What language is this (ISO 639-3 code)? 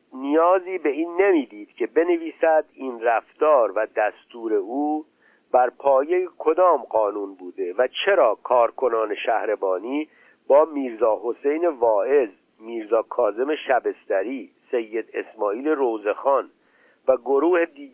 fas